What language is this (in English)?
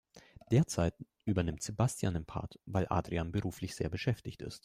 German